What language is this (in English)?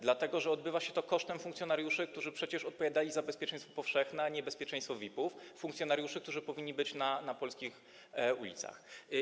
Polish